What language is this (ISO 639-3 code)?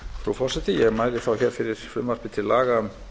isl